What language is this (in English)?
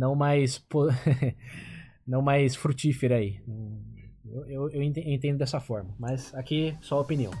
Portuguese